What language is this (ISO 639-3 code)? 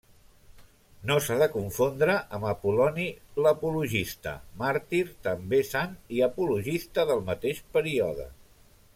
cat